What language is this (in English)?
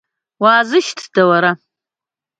Abkhazian